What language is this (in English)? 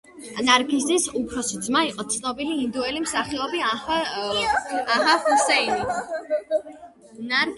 Georgian